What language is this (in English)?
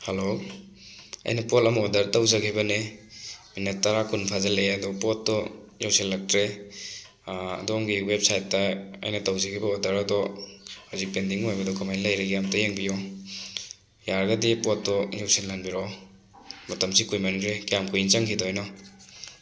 Manipuri